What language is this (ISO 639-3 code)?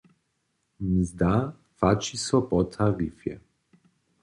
hsb